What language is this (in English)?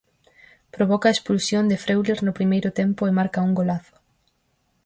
Galician